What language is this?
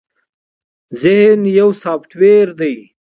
Pashto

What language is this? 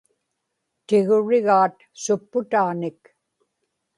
Inupiaq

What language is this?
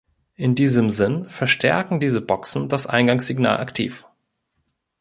German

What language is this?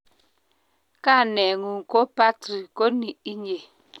Kalenjin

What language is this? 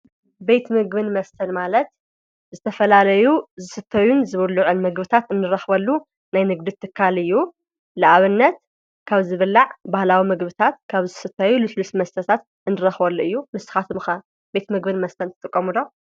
Tigrinya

